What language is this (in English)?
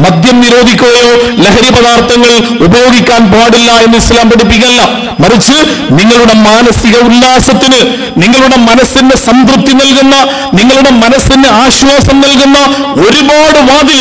Arabic